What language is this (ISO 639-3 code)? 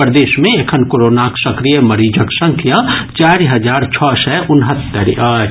mai